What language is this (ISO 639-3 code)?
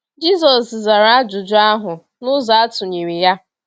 ibo